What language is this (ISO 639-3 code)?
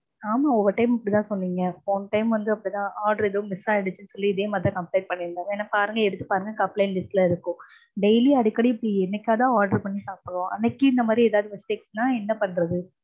tam